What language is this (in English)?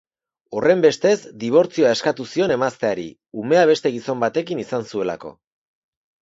Basque